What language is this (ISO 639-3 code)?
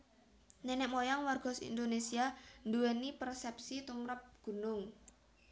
jav